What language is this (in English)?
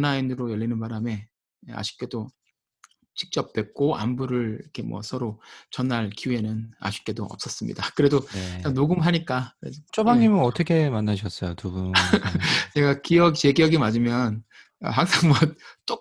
Korean